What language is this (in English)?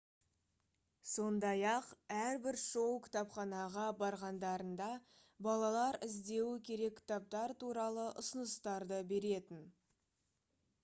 Kazakh